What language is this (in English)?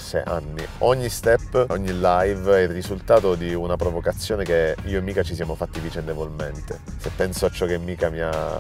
Italian